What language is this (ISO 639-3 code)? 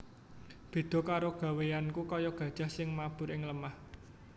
jav